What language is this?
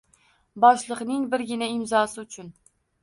Uzbek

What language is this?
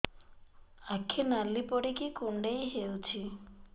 Odia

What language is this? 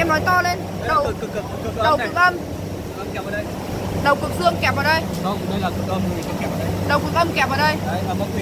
Vietnamese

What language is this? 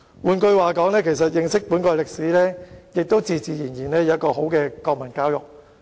Cantonese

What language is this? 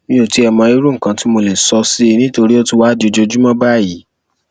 Yoruba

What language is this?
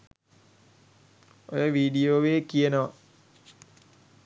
Sinhala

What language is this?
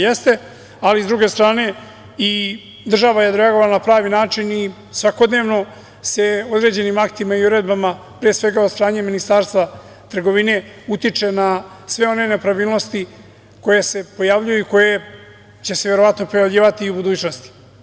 Serbian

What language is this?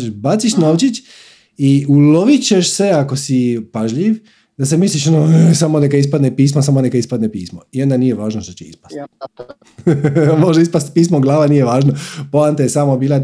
Croatian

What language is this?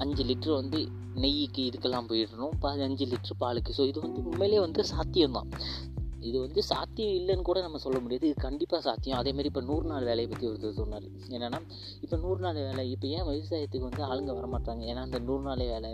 Malayalam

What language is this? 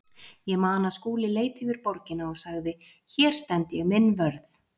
Icelandic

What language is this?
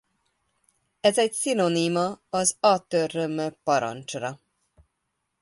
Hungarian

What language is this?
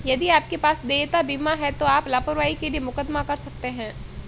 Hindi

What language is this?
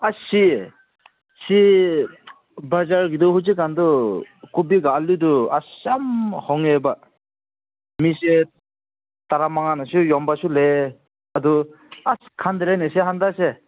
Manipuri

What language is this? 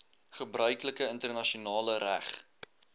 Afrikaans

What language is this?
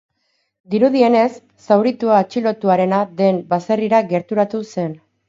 Basque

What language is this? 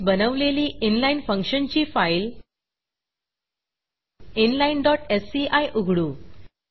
Marathi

